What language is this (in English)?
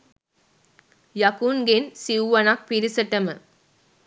Sinhala